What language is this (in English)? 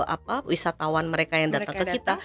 Indonesian